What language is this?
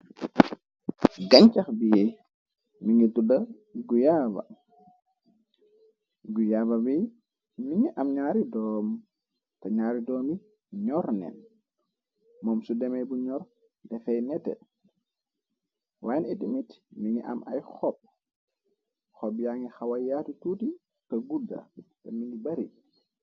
Wolof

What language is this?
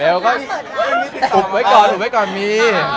Thai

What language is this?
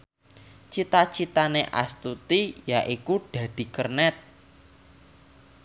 Javanese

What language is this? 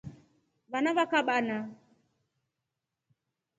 Rombo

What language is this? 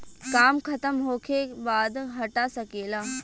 Bhojpuri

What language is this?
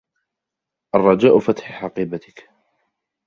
Arabic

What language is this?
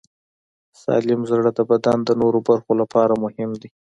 Pashto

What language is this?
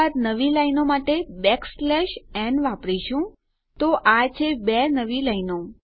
Gujarati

